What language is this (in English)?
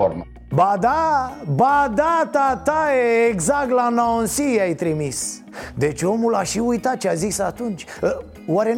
Romanian